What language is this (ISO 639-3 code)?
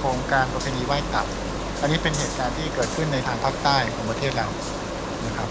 tha